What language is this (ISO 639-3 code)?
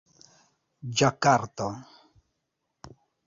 epo